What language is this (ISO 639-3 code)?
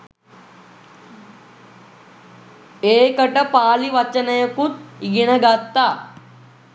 sin